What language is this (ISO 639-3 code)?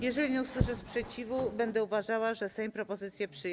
pol